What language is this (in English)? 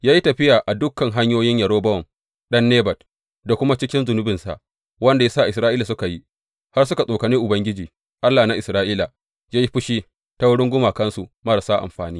Hausa